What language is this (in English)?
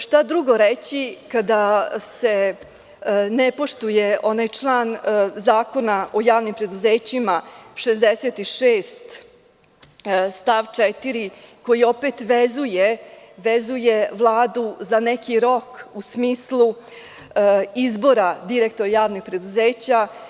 Serbian